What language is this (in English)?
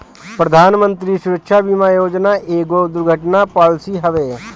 Bhojpuri